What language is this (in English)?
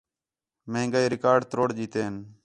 Khetrani